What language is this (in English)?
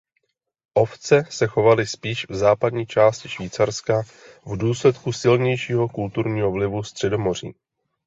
Czech